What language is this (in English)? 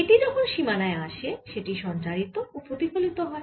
Bangla